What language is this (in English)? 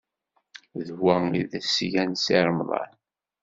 Kabyle